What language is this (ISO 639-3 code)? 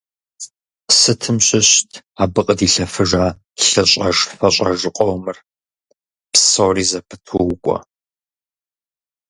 kbd